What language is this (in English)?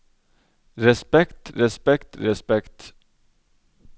Norwegian